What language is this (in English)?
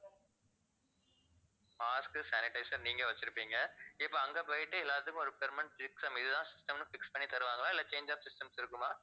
Tamil